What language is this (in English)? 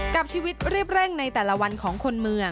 Thai